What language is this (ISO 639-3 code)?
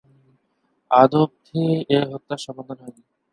ben